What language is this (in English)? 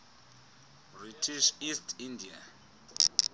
Xhosa